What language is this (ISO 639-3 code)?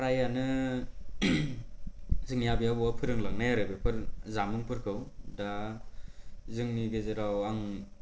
brx